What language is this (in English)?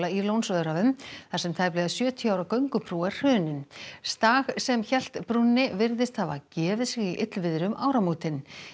Icelandic